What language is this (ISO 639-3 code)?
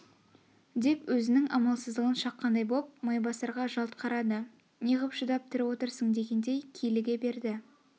kaz